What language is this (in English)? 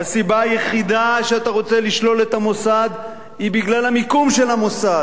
Hebrew